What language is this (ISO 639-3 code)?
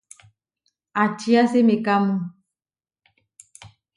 var